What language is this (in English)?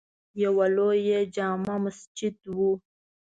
Pashto